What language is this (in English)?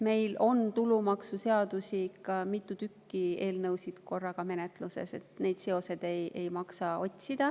Estonian